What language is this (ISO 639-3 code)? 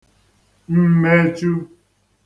ibo